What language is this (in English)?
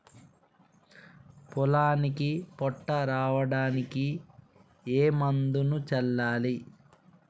Telugu